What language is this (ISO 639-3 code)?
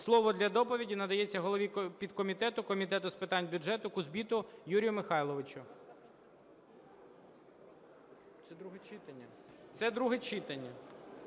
ukr